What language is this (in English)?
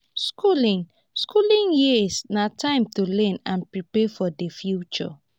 Nigerian Pidgin